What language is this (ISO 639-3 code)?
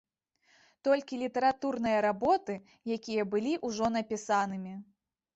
bel